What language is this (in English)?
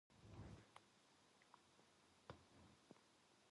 Korean